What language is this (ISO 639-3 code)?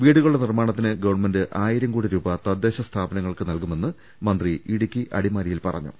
mal